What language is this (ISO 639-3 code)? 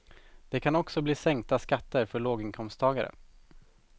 swe